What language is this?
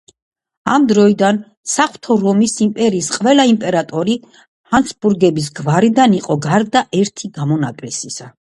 Georgian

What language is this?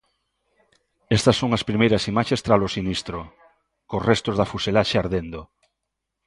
Galician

